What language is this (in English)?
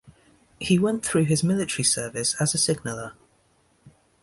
English